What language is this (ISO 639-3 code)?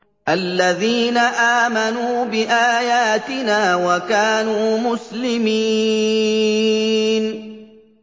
ara